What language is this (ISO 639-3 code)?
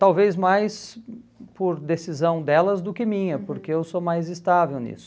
por